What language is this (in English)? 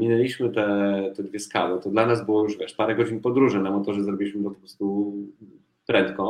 Polish